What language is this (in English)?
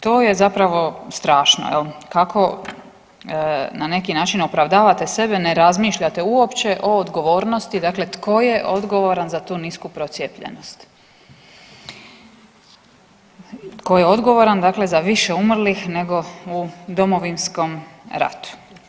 Croatian